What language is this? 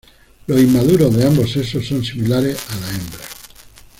Spanish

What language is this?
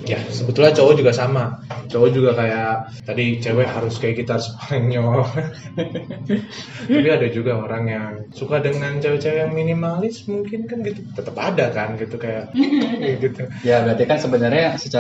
Indonesian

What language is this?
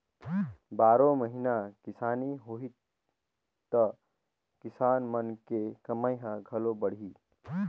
Chhattisgarhi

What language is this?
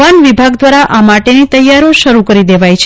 Gujarati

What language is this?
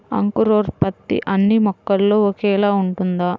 Telugu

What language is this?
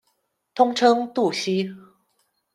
Chinese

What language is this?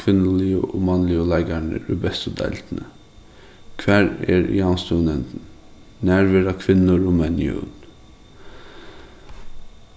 Faroese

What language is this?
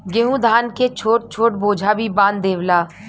Bhojpuri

